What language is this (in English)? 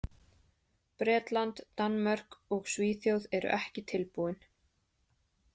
Icelandic